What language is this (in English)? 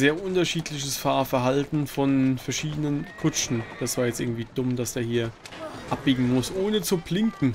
German